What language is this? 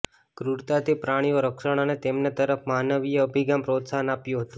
Gujarati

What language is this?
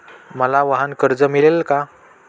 Marathi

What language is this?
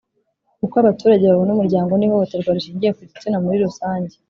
Kinyarwanda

